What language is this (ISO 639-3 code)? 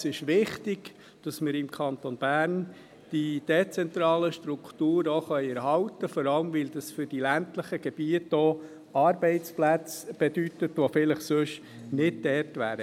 gsw